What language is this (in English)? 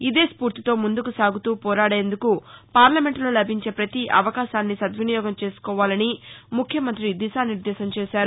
Telugu